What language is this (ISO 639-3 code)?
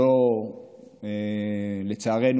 heb